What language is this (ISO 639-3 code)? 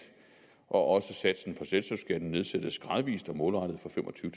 dan